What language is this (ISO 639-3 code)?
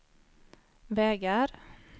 swe